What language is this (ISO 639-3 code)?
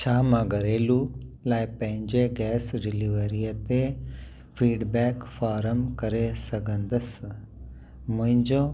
snd